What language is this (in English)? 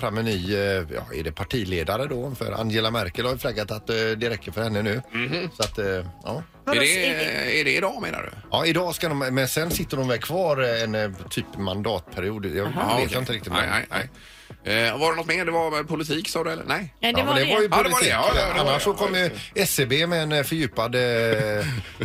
Swedish